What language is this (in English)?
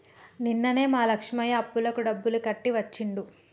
Telugu